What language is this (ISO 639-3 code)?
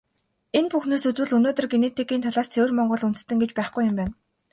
mon